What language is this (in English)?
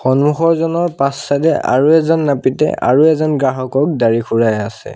Assamese